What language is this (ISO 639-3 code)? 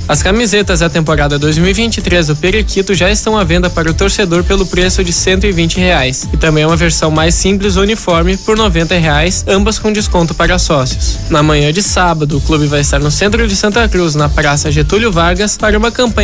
por